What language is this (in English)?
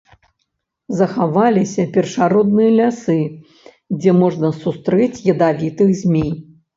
Belarusian